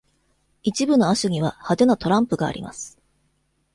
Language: Japanese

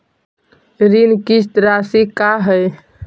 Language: Magahi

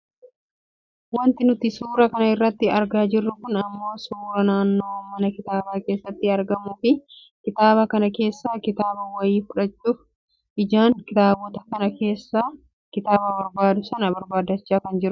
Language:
Oromo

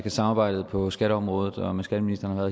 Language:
Danish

